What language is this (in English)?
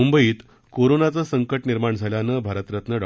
Marathi